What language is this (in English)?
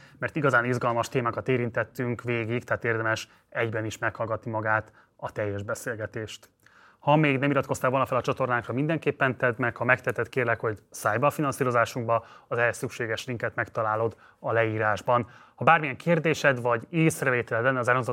Hungarian